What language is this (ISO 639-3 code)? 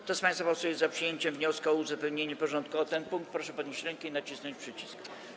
pol